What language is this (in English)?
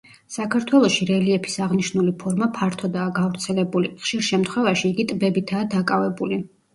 Georgian